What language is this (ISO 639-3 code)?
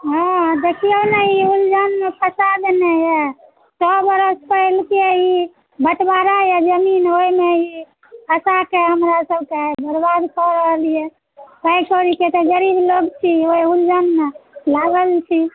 mai